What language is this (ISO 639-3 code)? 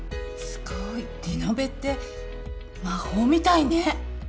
jpn